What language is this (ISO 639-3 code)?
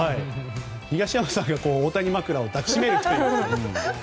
jpn